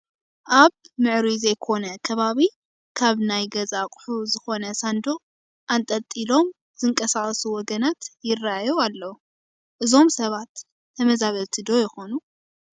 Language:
Tigrinya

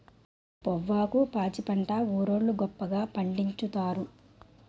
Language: Telugu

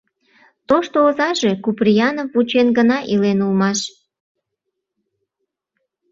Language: Mari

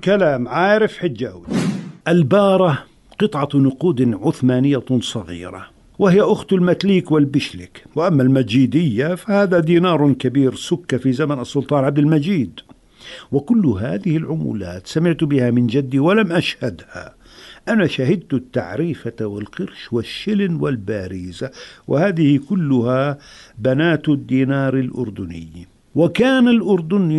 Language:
Arabic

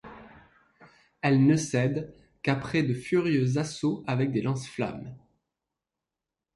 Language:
French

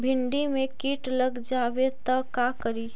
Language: Magahi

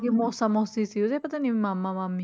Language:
Punjabi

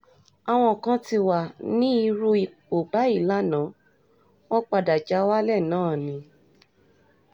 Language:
Yoruba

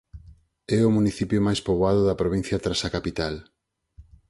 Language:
Galician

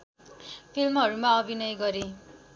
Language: Nepali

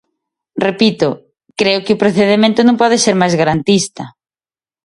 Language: Galician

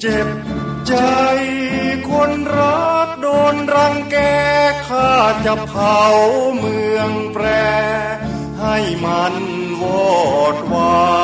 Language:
Thai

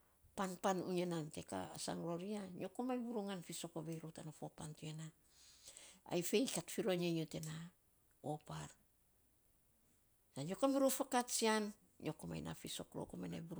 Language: Saposa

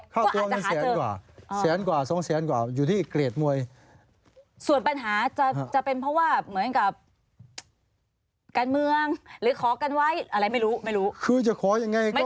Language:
Thai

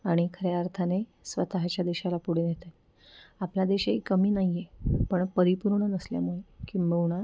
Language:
Marathi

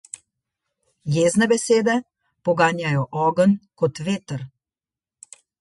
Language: Slovenian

